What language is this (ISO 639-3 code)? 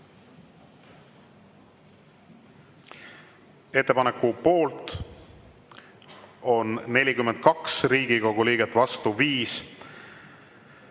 est